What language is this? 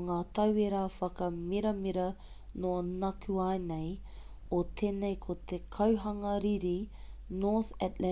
Māori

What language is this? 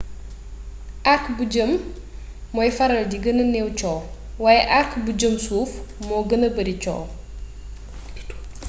Wolof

